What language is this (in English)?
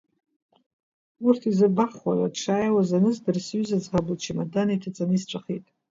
Abkhazian